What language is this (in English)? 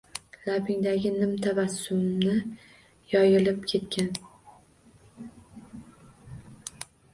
Uzbek